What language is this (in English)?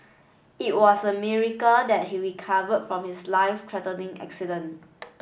English